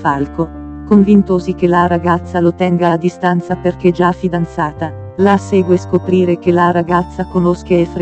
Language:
Italian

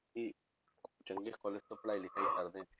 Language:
Punjabi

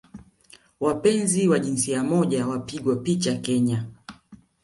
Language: Swahili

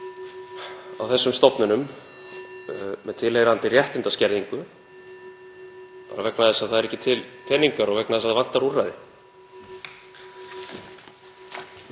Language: Icelandic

